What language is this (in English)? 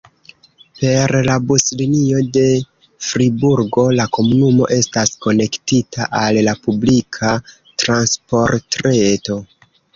Esperanto